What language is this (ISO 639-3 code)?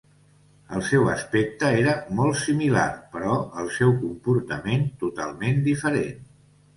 cat